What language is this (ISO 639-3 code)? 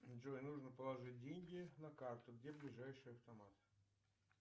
rus